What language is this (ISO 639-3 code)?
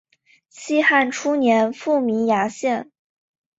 zho